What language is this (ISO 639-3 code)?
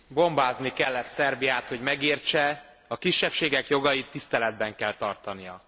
hun